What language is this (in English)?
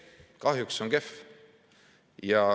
Estonian